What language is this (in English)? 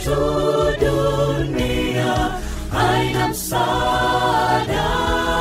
Swahili